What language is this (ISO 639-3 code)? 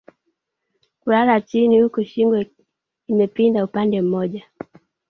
swa